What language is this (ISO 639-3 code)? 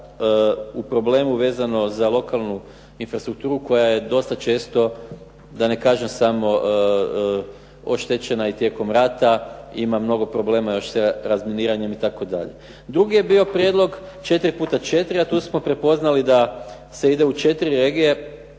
hrv